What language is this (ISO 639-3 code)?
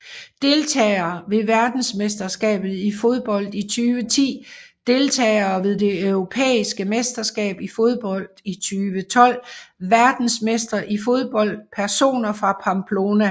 dan